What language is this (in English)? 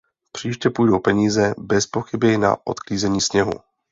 Czech